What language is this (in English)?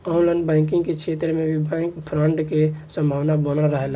Bhojpuri